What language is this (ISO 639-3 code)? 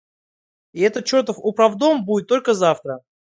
rus